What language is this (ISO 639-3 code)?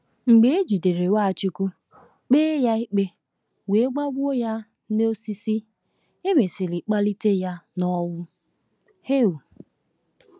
ibo